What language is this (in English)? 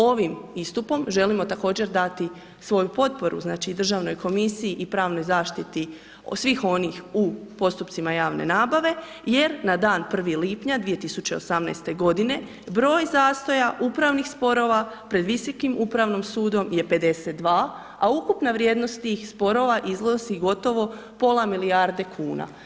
Croatian